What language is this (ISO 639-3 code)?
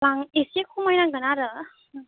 brx